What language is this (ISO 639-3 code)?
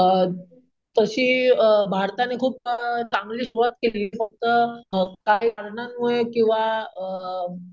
mar